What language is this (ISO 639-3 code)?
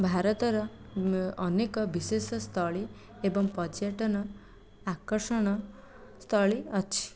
ori